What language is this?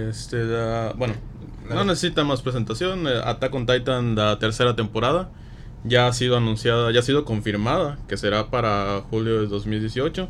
Spanish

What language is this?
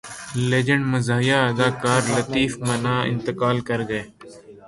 Urdu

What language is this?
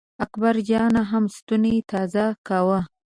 Pashto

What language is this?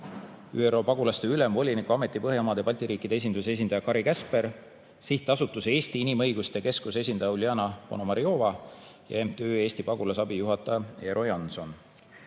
Estonian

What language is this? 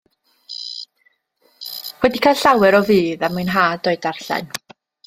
Welsh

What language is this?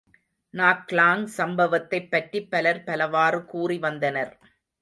Tamil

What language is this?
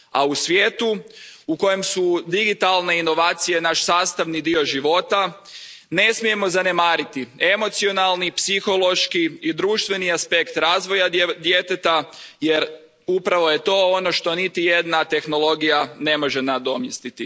Croatian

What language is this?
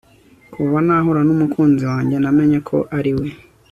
Kinyarwanda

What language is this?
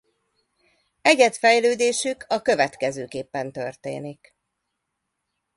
Hungarian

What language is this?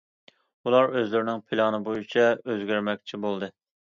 Uyghur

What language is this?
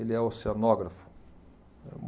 Portuguese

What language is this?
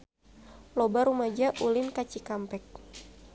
Sundanese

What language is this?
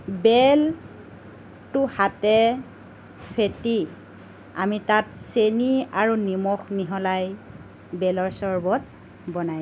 Assamese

